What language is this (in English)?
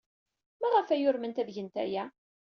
Kabyle